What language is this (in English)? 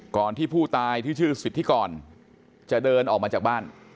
Thai